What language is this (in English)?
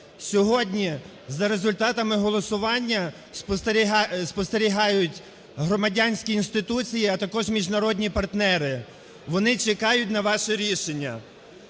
Ukrainian